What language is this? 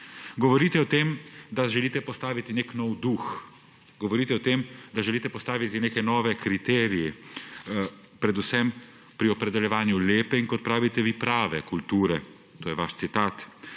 Slovenian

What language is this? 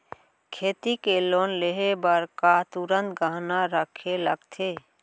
Chhattisgarhi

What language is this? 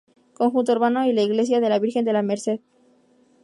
Spanish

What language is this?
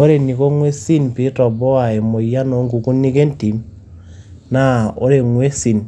Masai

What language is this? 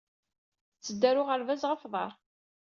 Kabyle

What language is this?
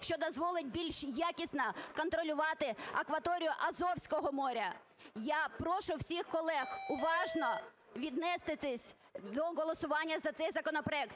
Ukrainian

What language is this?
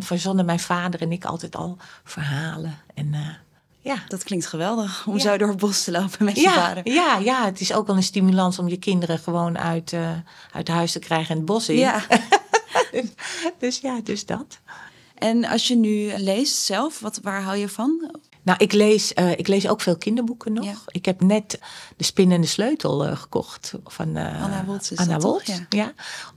Dutch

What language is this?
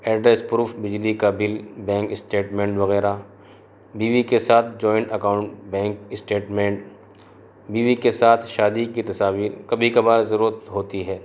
Urdu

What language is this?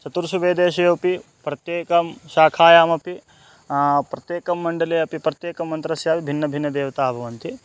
Sanskrit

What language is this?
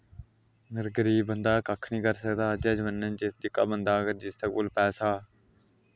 Dogri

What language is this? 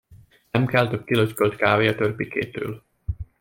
Hungarian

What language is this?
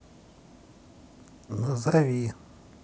Russian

